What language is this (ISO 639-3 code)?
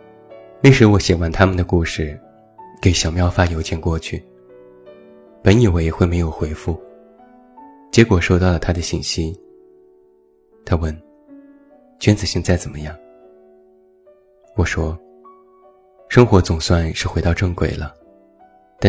zho